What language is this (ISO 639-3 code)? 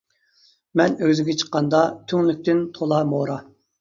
uig